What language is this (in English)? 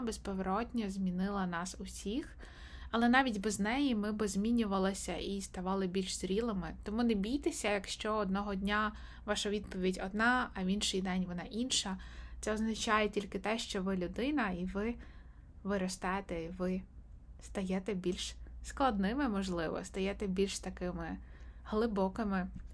Ukrainian